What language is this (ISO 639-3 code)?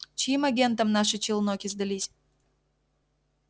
rus